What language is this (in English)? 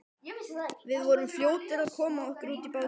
Icelandic